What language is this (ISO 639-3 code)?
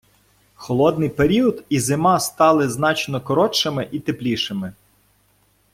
ukr